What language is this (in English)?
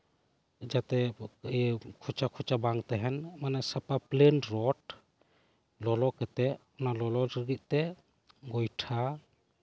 Santali